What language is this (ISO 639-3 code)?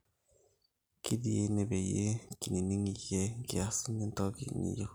mas